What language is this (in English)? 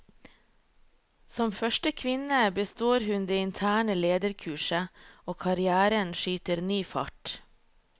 Norwegian